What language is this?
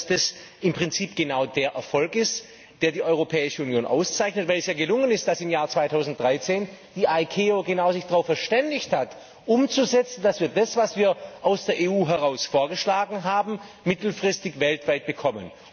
German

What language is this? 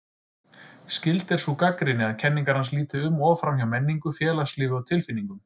Icelandic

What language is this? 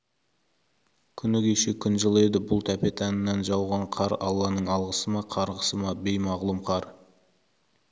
Kazakh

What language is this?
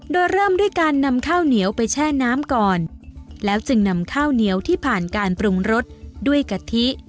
Thai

